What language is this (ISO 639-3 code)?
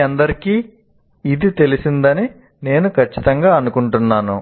tel